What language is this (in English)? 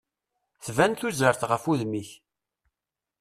Kabyle